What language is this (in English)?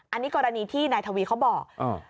Thai